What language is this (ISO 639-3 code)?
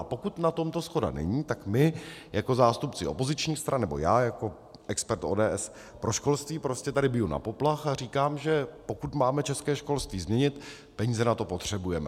ces